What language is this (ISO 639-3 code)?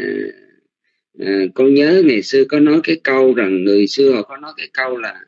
vie